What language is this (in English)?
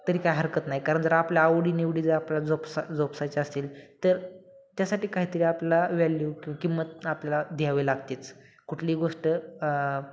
Marathi